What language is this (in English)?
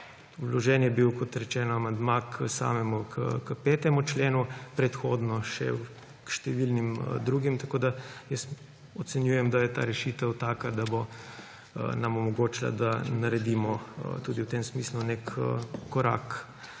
Slovenian